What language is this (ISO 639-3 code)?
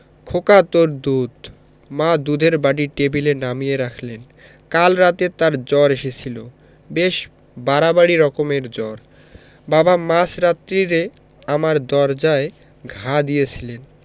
ben